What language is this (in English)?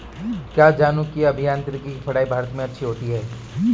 Hindi